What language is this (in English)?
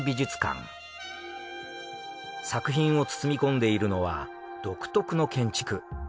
Japanese